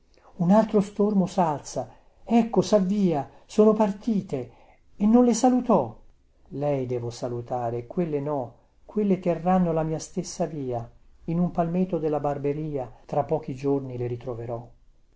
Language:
Italian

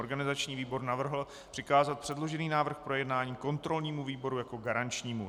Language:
Czech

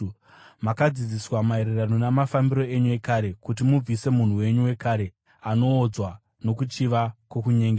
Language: Shona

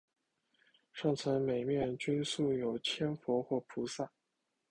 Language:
Chinese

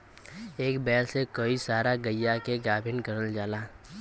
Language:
Bhojpuri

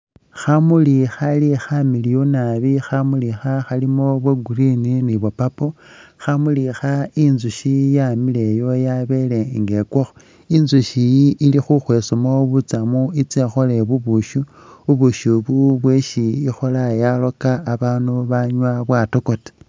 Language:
Masaaba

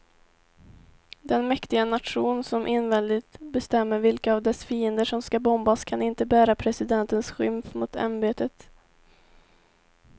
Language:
Swedish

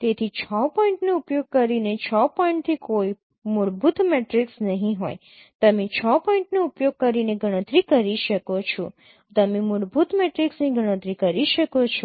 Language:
Gujarati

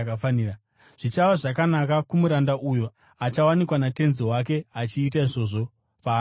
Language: Shona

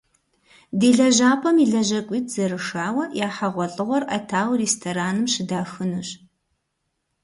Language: Kabardian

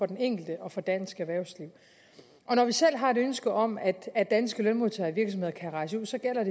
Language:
Danish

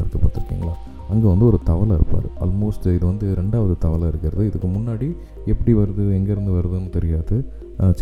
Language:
Tamil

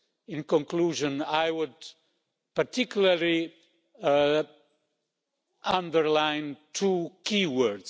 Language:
English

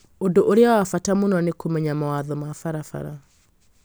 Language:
Kikuyu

